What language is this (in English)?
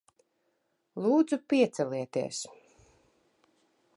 Latvian